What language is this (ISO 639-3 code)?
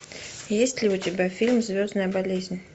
rus